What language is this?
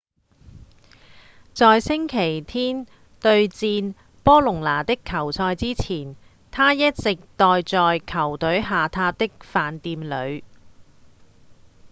Cantonese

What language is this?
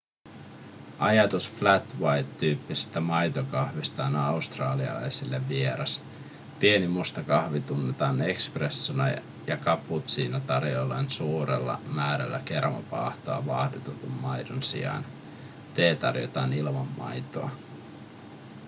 Finnish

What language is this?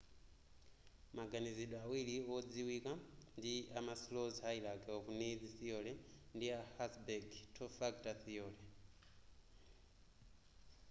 Nyanja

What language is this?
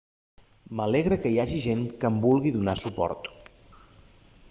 Catalan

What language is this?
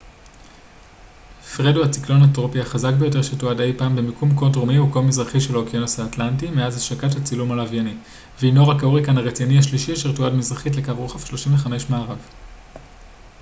Hebrew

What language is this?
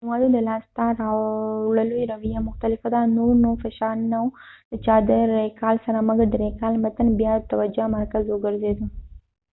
Pashto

